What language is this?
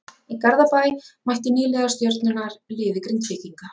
Icelandic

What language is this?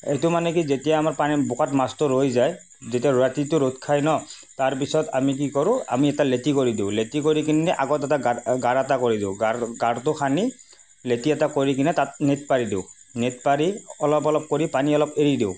Assamese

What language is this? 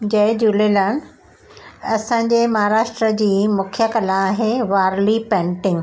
Sindhi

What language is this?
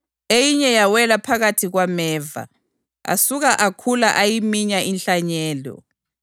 North Ndebele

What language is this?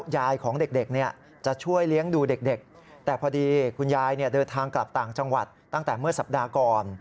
Thai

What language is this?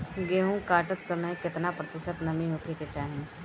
Bhojpuri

